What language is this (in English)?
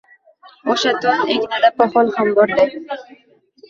Uzbek